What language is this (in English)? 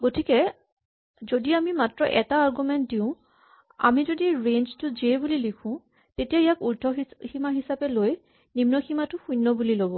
Assamese